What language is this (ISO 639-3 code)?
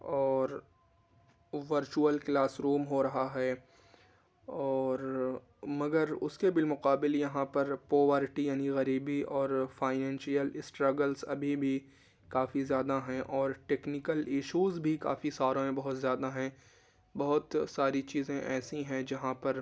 urd